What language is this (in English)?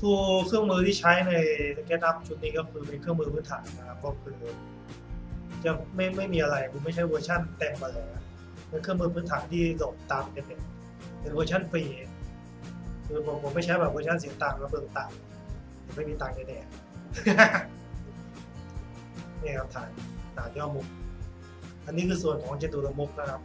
Thai